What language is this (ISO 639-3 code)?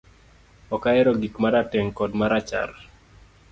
luo